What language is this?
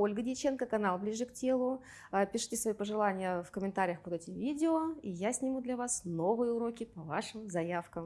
Russian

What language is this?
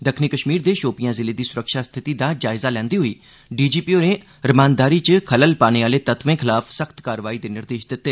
Dogri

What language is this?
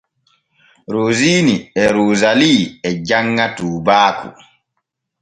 Borgu Fulfulde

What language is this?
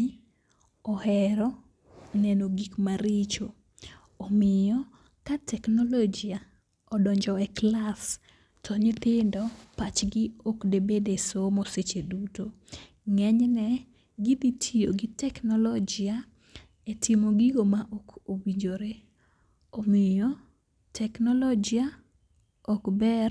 Luo (Kenya and Tanzania)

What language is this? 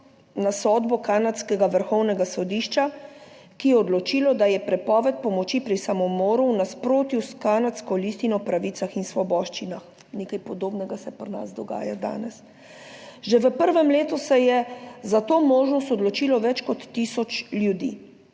Slovenian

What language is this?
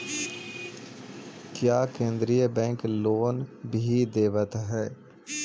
Magahi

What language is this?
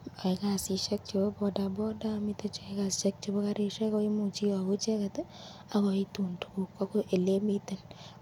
Kalenjin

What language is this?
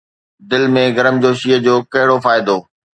Sindhi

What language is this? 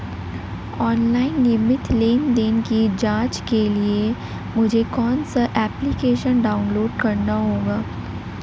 Hindi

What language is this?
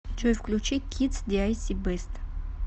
Russian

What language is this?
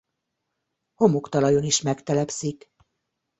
Hungarian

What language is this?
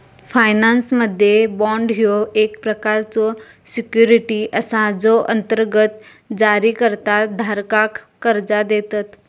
Marathi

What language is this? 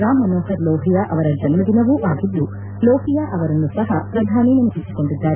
Kannada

